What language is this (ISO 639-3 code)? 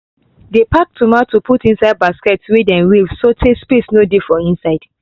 pcm